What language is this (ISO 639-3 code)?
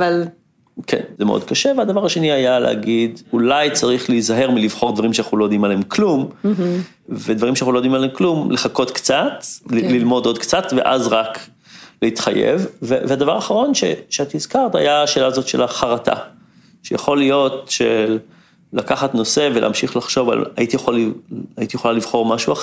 heb